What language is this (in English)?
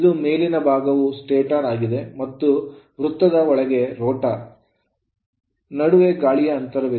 Kannada